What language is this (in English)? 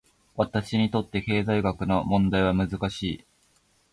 Japanese